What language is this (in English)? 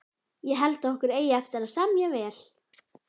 Icelandic